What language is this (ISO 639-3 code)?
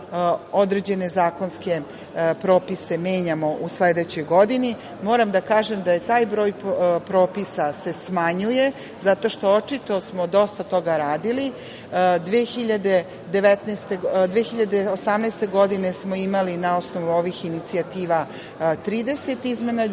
srp